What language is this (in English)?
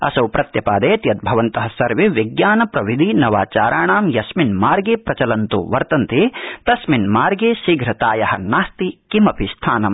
Sanskrit